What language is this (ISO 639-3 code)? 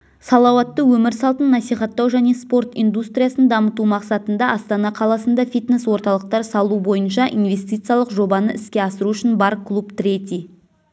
kaz